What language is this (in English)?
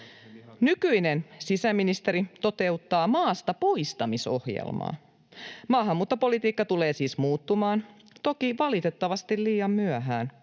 Finnish